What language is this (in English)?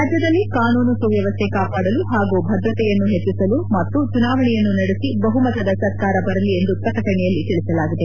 Kannada